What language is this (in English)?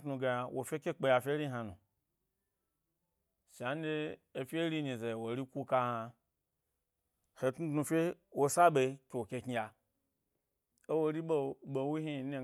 Gbari